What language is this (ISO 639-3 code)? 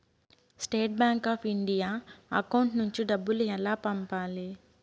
tel